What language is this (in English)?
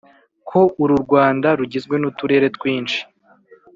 Kinyarwanda